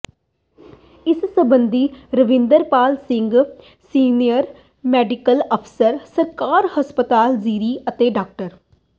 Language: Punjabi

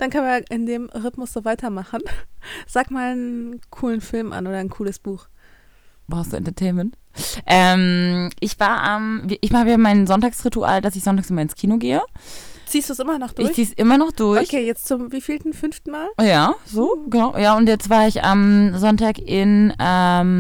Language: German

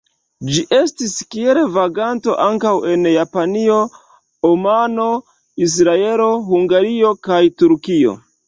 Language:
Esperanto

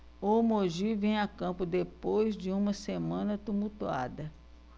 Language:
Portuguese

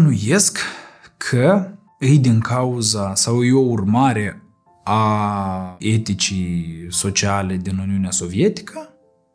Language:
Romanian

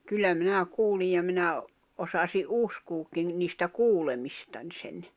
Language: Finnish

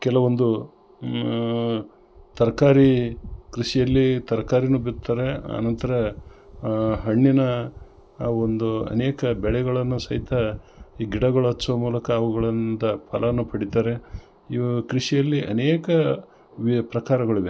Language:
Kannada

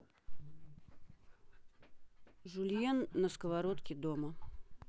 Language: Russian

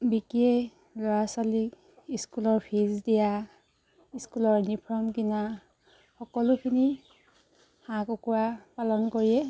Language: Assamese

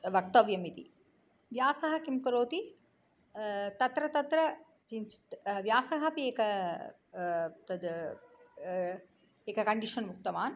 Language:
Sanskrit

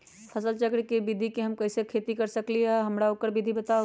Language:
Magahi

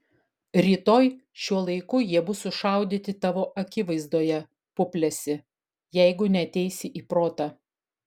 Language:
Lithuanian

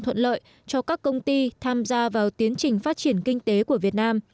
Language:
Vietnamese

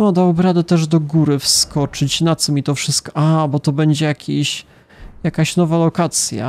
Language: Polish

